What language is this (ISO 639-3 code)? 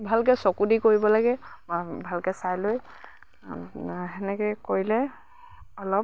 asm